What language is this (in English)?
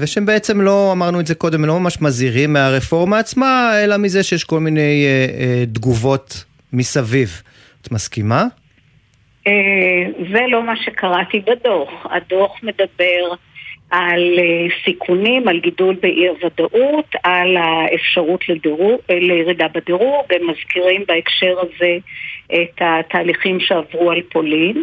Hebrew